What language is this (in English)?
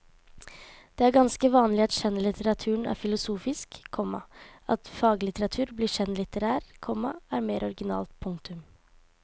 Norwegian